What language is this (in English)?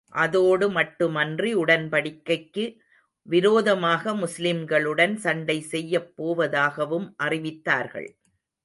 Tamil